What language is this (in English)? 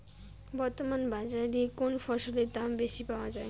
Bangla